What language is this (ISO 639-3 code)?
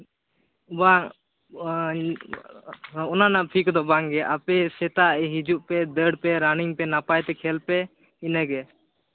sat